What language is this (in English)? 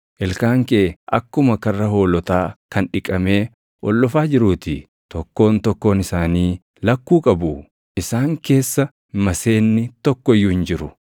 Oromo